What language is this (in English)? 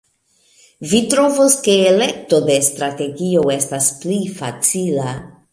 Esperanto